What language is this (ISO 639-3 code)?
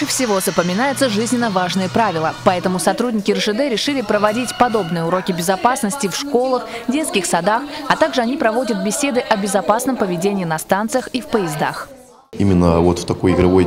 rus